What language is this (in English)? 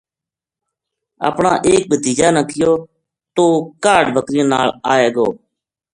Gujari